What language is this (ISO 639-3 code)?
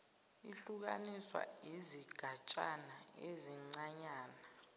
zul